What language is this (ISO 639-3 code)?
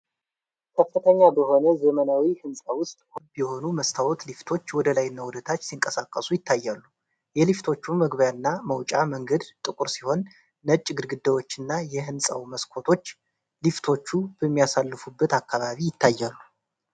amh